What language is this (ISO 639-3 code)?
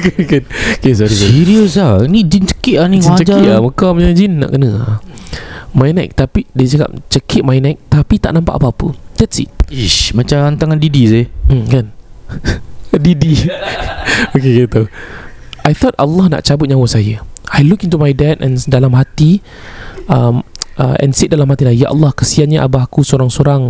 msa